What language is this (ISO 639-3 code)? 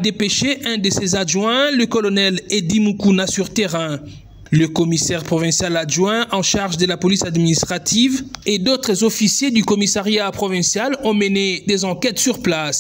fra